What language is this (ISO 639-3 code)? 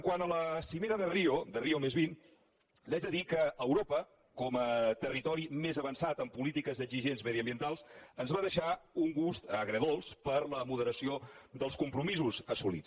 cat